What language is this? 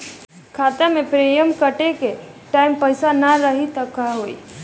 Bhojpuri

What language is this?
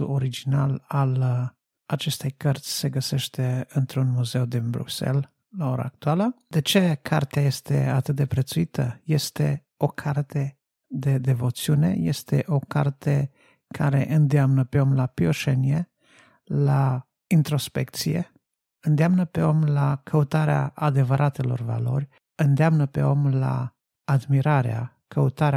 Romanian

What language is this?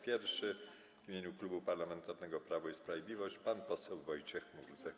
Polish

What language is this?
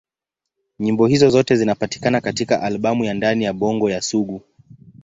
Swahili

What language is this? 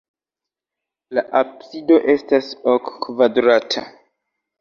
Esperanto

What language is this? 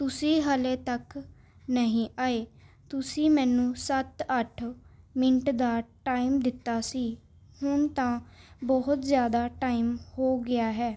Punjabi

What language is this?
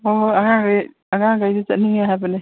Manipuri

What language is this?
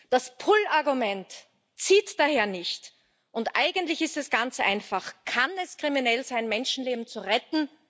German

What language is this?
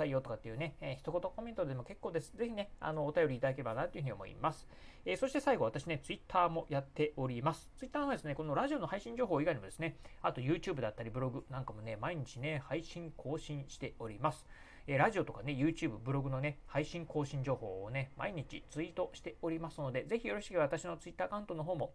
Japanese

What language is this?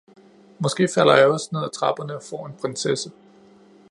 Danish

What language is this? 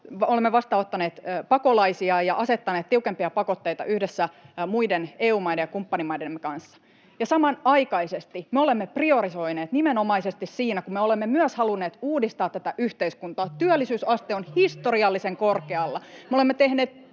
Finnish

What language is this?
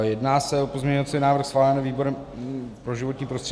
Czech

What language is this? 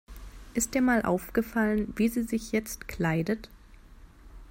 German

